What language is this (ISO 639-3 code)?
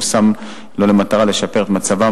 heb